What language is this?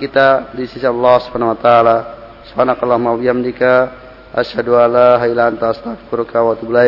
Indonesian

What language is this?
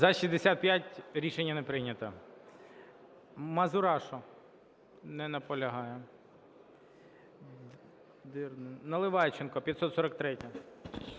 Ukrainian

